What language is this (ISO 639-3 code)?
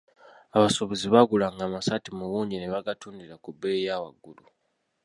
lug